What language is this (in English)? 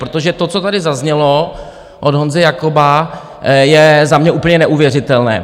Czech